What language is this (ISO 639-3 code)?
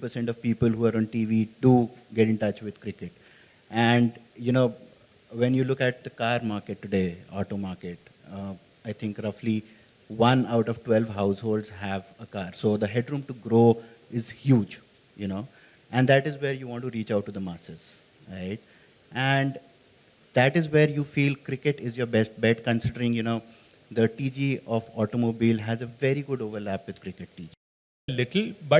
eng